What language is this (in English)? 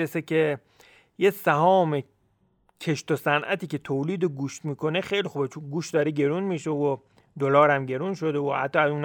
Persian